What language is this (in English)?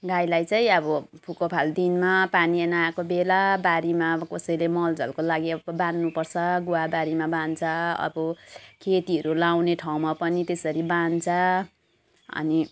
Nepali